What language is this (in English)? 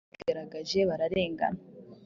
Kinyarwanda